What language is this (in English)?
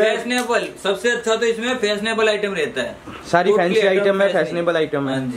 Hindi